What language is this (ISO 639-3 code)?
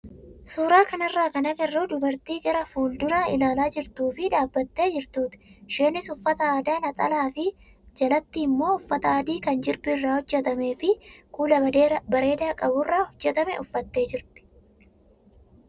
orm